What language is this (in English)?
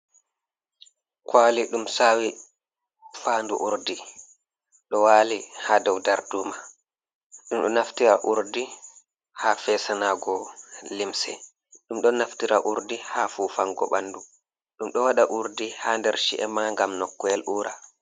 Fula